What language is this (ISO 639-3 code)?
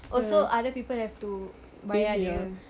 eng